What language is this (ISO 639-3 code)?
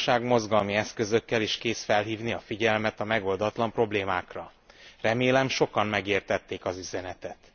hun